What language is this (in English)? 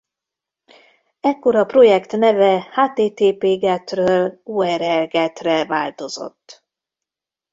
Hungarian